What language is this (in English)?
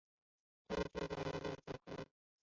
Chinese